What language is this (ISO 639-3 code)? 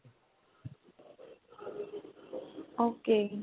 pan